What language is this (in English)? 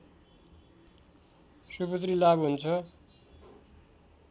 Nepali